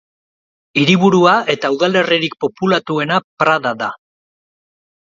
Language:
Basque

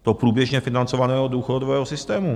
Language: Czech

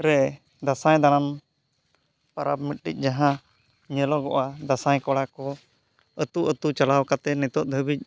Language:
Santali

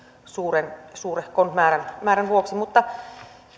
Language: Finnish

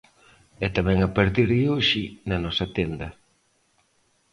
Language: Galician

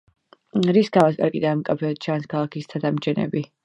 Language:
Georgian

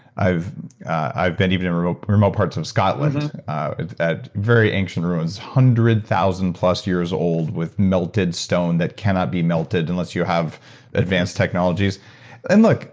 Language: English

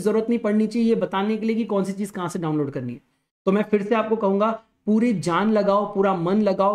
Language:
Hindi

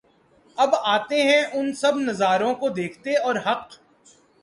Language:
Urdu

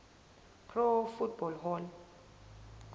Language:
Zulu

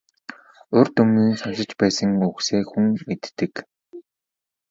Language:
Mongolian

